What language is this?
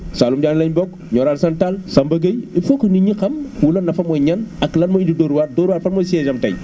Wolof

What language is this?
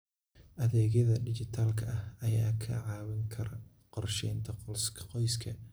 Somali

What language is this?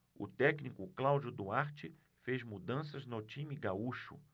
Portuguese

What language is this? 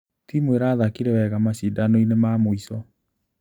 Kikuyu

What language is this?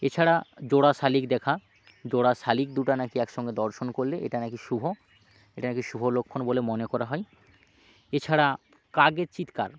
Bangla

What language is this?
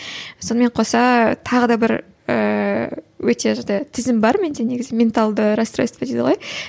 Kazakh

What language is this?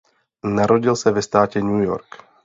Czech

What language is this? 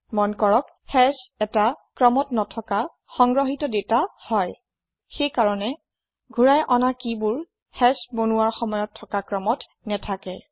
Assamese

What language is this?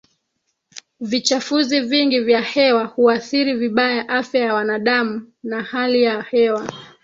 Swahili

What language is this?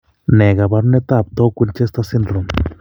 Kalenjin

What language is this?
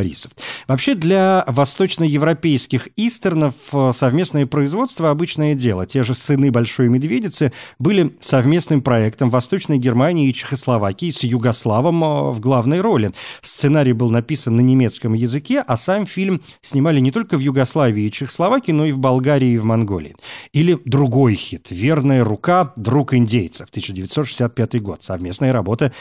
Russian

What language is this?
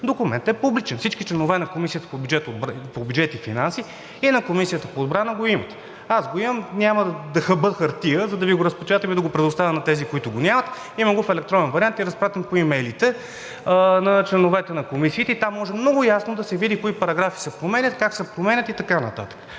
Bulgarian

